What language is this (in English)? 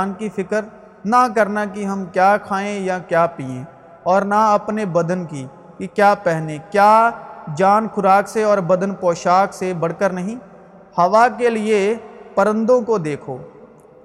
Urdu